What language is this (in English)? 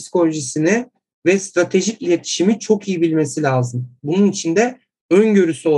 Turkish